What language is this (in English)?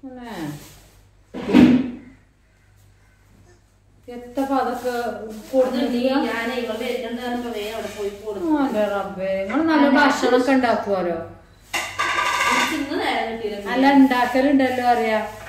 Italian